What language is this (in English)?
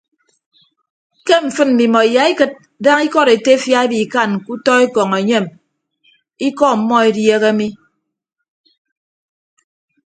Ibibio